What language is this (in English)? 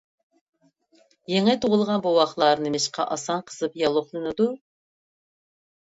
Uyghur